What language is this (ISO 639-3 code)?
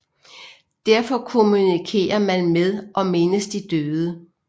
dan